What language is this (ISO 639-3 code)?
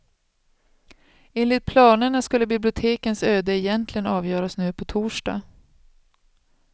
swe